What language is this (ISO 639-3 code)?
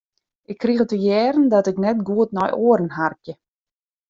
fry